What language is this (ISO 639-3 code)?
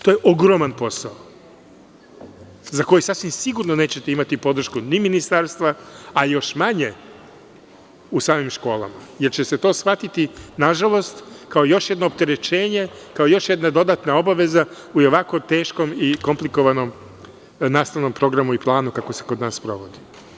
srp